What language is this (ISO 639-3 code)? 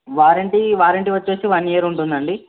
tel